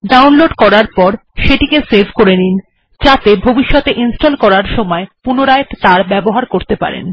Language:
Bangla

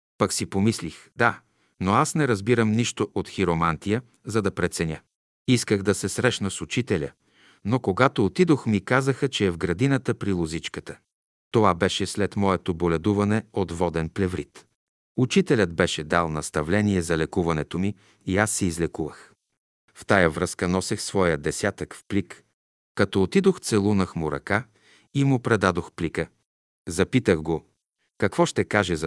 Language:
Bulgarian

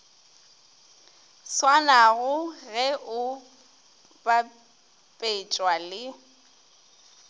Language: Northern Sotho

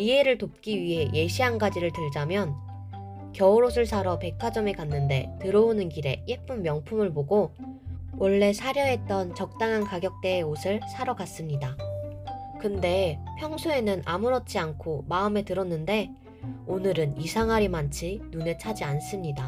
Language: Korean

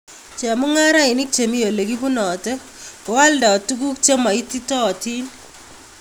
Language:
Kalenjin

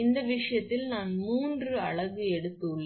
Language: Tamil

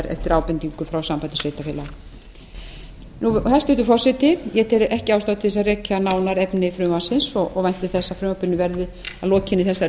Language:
Icelandic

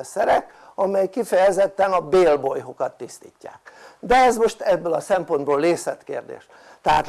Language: Hungarian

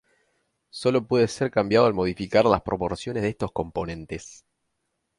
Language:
Spanish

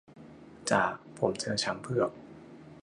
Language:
Thai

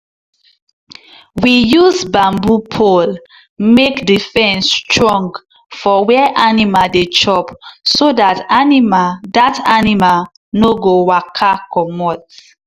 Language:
Nigerian Pidgin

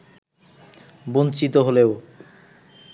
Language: Bangla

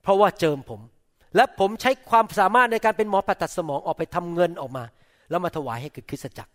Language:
Thai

